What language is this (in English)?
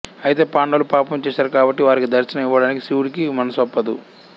Telugu